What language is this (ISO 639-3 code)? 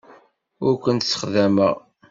kab